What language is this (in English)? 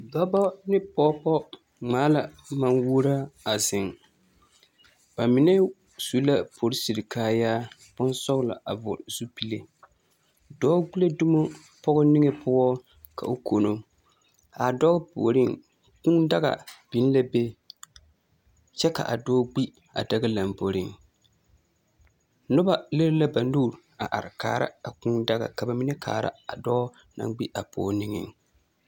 Southern Dagaare